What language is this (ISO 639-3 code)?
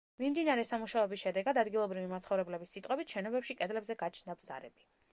kat